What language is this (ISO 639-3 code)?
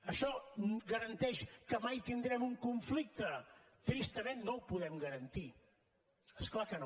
cat